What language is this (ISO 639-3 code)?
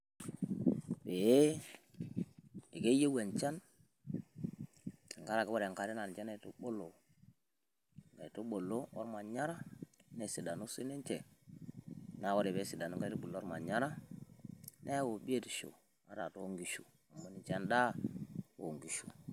mas